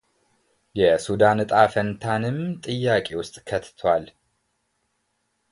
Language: Amharic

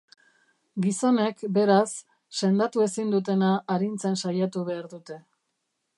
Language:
Basque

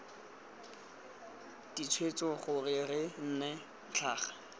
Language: Tswana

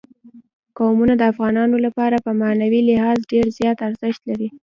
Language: Pashto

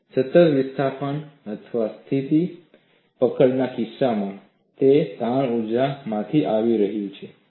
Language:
Gujarati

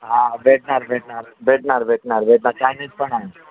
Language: Marathi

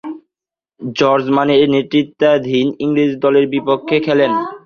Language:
Bangla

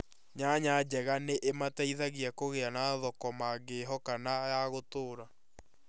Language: Kikuyu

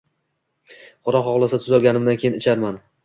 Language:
Uzbek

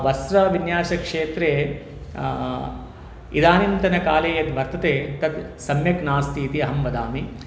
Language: Sanskrit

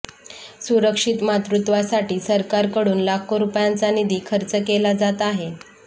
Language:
Marathi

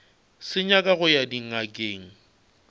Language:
Northern Sotho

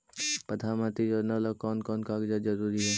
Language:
Magahi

